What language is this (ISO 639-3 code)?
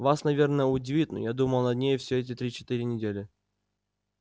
rus